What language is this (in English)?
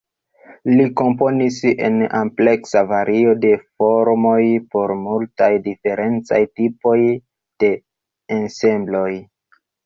Esperanto